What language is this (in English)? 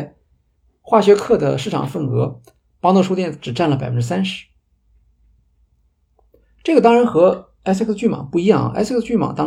Chinese